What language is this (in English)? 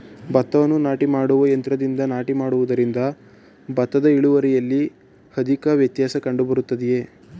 Kannada